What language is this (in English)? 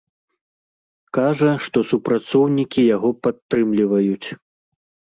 Belarusian